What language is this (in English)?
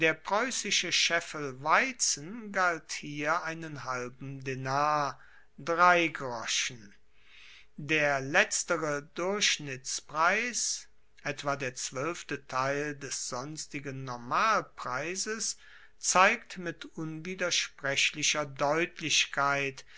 German